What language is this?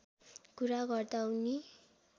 Nepali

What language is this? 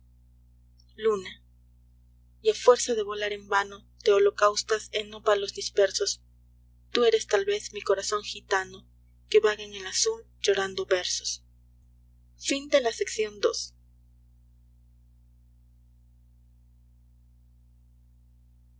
Spanish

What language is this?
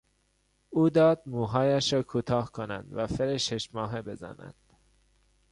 Persian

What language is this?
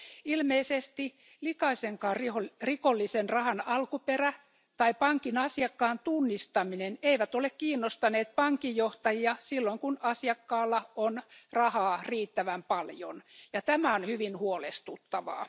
Finnish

